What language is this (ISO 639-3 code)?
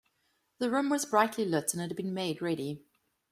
eng